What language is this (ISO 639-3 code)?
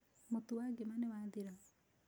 kik